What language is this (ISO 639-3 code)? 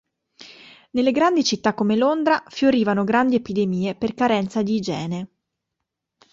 ita